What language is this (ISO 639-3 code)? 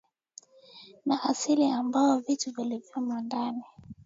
swa